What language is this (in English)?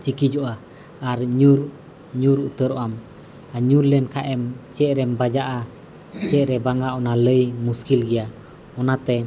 Santali